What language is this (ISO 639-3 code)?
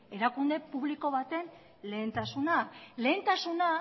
eus